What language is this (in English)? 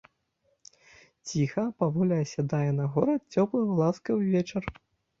Belarusian